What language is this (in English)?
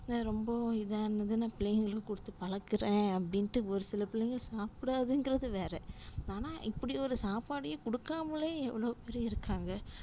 Tamil